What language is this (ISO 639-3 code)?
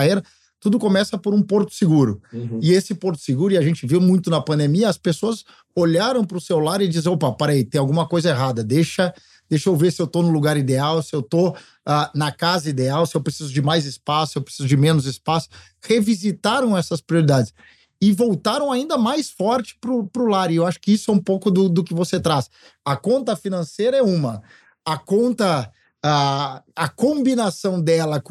por